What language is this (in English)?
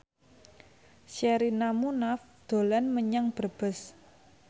Javanese